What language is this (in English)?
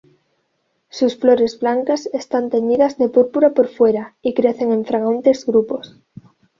Spanish